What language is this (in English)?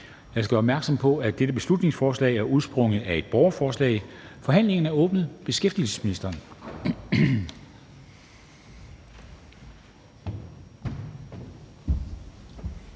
Danish